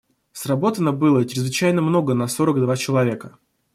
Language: Russian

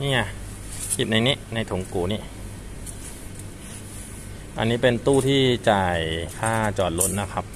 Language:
Thai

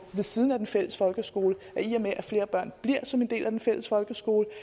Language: Danish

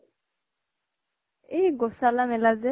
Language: Assamese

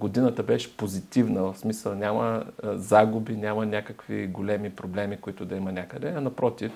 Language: Bulgarian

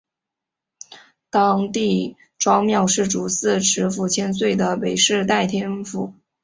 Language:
Chinese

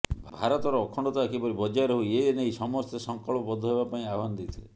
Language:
Odia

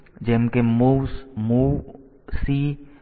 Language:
Gujarati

